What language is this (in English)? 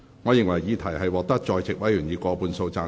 Cantonese